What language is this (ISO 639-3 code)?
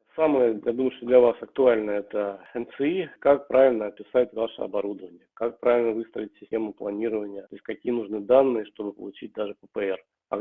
rus